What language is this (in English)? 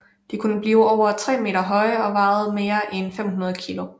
Danish